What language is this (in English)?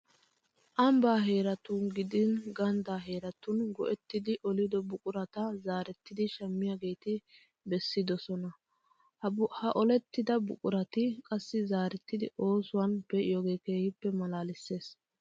Wolaytta